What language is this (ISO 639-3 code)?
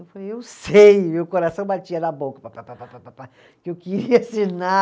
por